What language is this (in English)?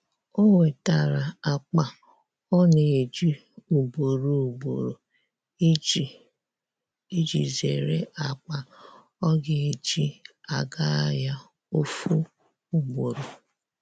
Igbo